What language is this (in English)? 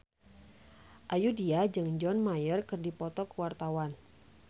Sundanese